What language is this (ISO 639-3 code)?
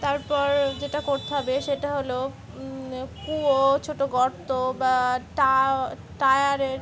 ben